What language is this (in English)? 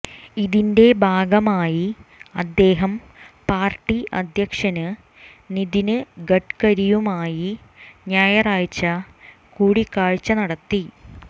Malayalam